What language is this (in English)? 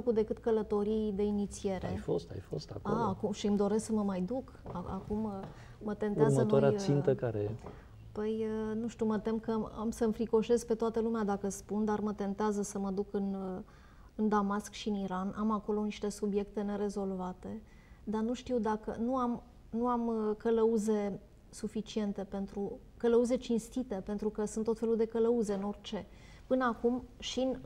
Romanian